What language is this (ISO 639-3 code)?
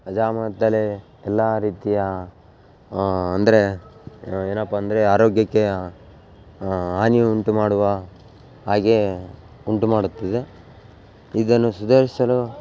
kan